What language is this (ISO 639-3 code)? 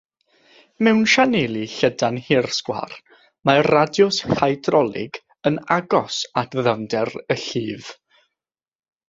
cym